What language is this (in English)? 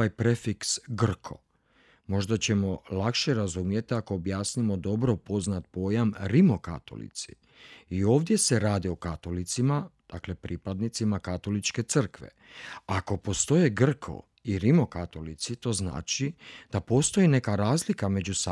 Croatian